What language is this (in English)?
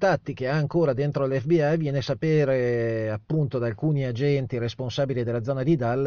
Italian